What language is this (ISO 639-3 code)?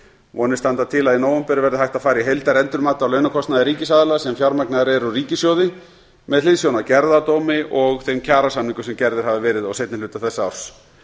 isl